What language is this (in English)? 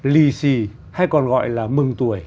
Vietnamese